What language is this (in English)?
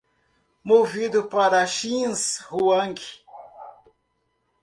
Portuguese